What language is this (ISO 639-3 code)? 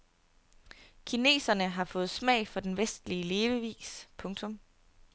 dan